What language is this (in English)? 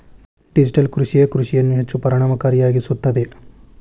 Kannada